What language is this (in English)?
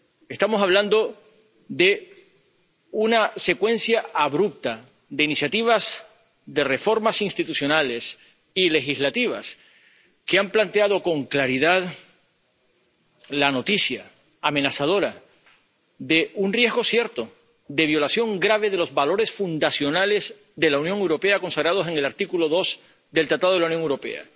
Spanish